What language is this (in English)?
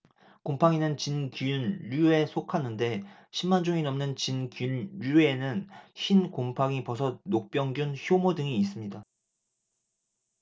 Korean